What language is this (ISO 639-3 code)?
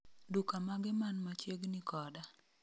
luo